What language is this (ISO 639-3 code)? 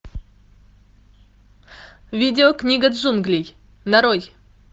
rus